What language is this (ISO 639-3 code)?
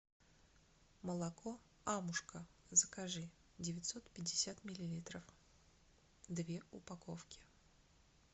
rus